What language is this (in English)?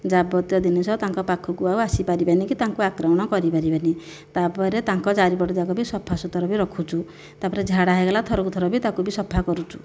Odia